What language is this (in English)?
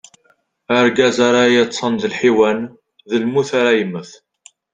Kabyle